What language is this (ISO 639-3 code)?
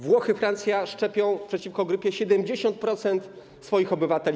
pol